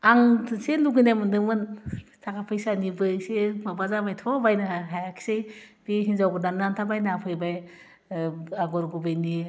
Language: Bodo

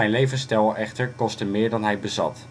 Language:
Dutch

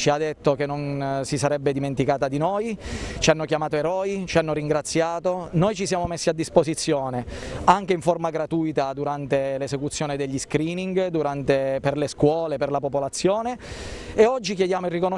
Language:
Italian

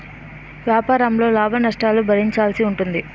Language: Telugu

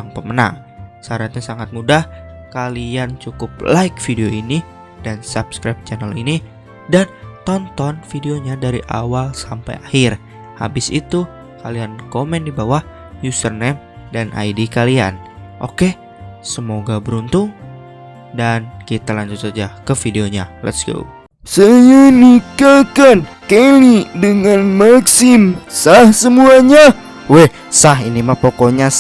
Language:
Indonesian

